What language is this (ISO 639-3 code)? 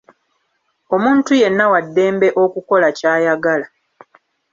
lug